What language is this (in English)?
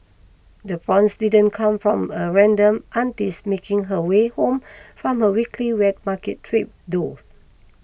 English